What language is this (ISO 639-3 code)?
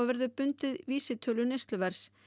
isl